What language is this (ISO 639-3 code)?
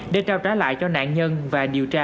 vie